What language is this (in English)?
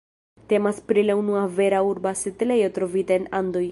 Esperanto